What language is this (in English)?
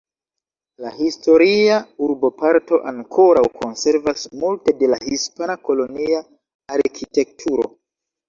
Esperanto